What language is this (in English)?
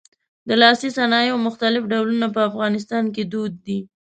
Pashto